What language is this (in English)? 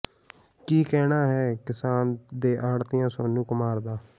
Punjabi